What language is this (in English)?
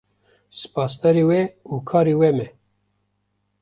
Kurdish